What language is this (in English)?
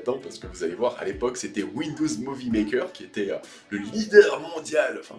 French